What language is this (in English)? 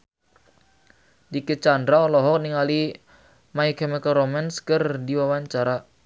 Sundanese